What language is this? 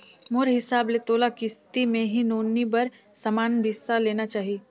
Chhattisgarhi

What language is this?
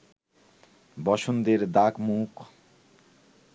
Bangla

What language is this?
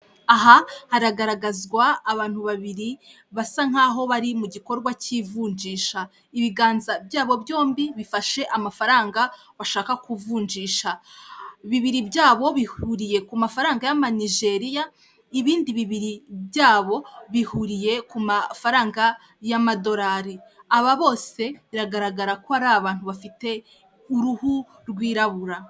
Kinyarwanda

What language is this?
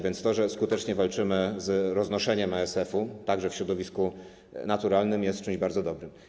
Polish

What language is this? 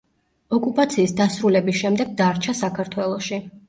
Georgian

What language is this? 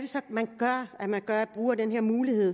Danish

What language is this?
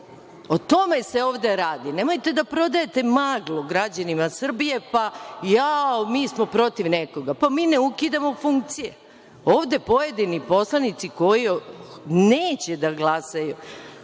Serbian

